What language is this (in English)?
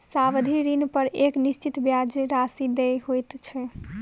Maithili